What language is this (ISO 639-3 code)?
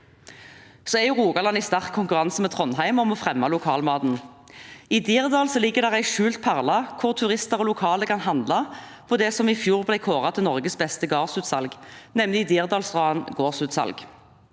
nor